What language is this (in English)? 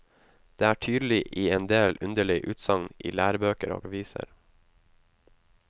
Norwegian